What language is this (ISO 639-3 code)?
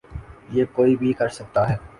urd